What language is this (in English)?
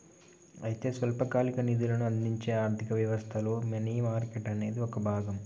Telugu